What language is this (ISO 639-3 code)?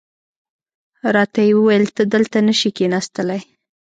pus